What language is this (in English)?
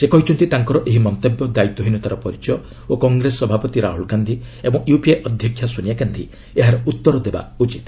Odia